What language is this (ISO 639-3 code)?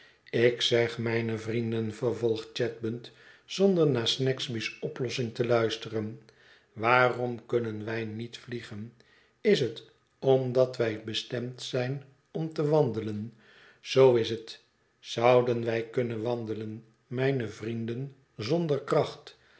nld